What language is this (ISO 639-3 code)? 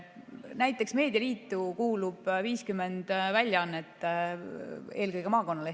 est